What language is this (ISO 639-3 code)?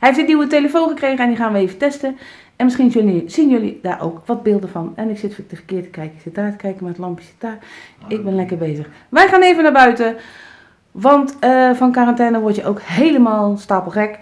nld